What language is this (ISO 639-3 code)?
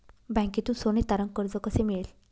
mar